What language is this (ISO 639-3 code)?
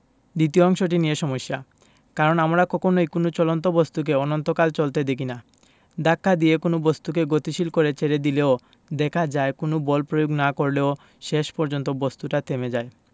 ben